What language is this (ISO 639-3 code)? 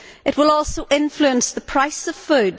eng